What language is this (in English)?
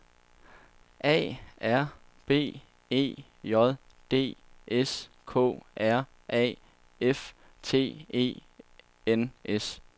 Danish